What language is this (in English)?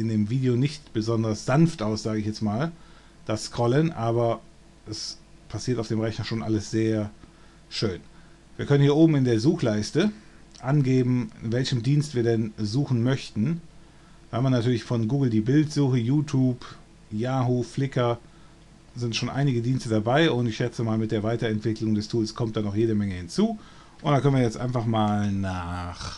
German